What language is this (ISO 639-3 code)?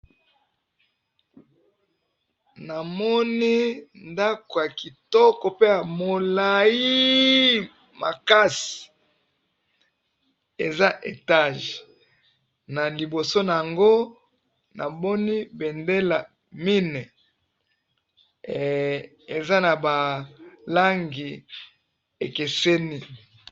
lin